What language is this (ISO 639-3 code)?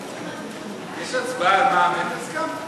heb